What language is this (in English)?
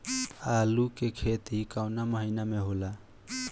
Bhojpuri